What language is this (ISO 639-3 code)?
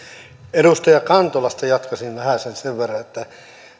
fin